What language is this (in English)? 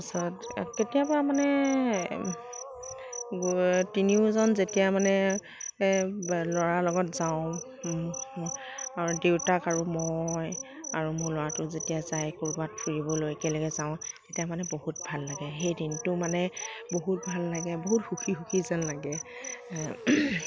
Assamese